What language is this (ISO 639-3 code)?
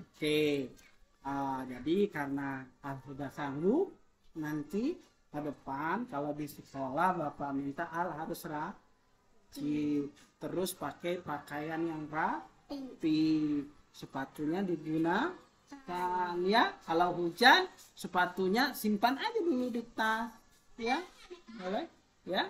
ind